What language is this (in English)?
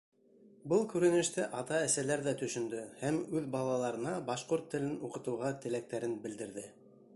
Bashkir